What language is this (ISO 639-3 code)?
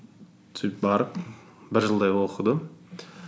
kaz